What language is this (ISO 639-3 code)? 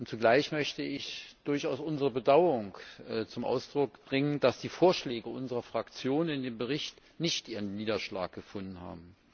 deu